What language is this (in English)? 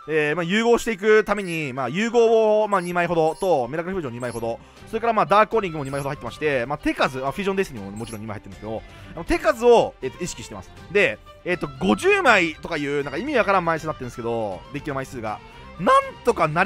Japanese